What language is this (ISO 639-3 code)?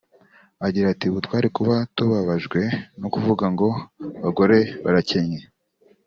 kin